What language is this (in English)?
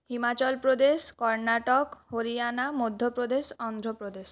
Bangla